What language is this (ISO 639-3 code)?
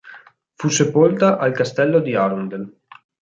ita